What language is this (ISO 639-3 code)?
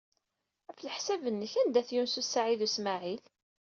kab